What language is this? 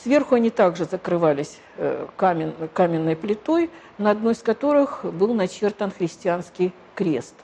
Russian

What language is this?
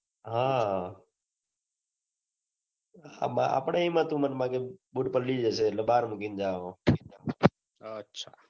Gujarati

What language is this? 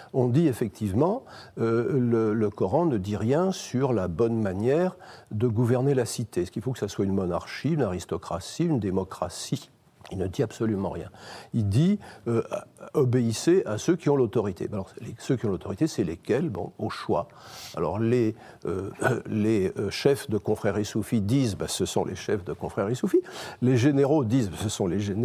French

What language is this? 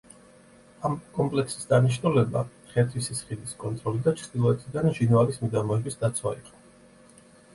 Georgian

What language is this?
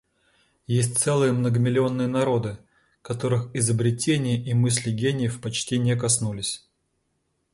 Russian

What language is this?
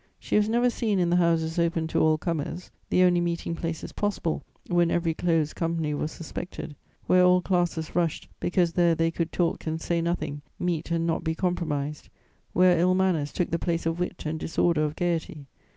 English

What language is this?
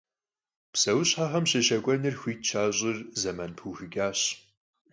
Kabardian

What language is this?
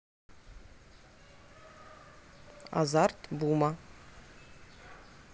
Russian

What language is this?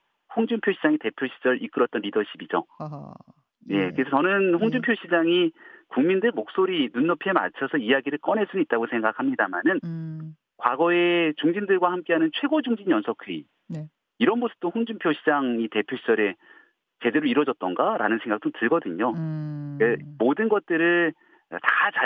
Korean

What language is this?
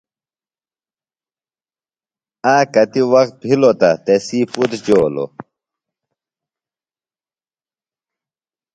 Phalura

